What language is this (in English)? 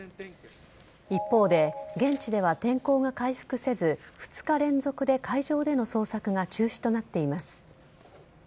Japanese